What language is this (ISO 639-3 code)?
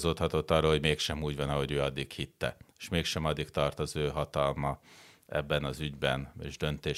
hun